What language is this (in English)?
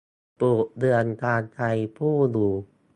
Thai